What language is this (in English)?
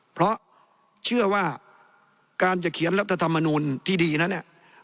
Thai